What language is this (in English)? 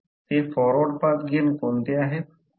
Marathi